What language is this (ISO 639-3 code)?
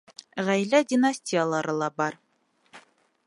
bak